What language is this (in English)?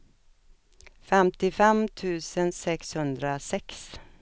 Swedish